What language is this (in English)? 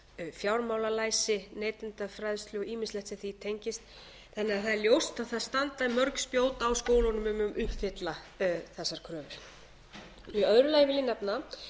Icelandic